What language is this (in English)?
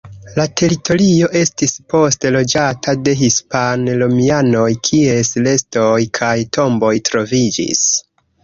Esperanto